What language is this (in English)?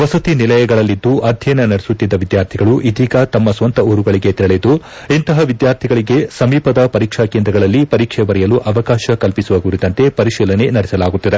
Kannada